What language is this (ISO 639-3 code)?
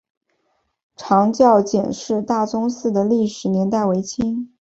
zho